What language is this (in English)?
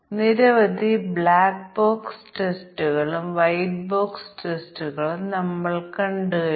Malayalam